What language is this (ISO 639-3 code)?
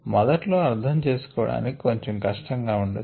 tel